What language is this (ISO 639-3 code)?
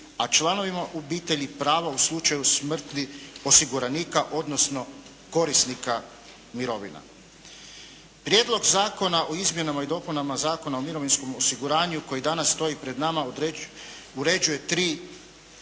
hrv